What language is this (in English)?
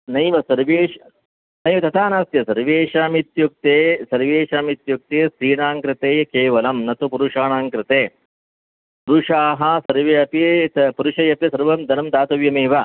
Sanskrit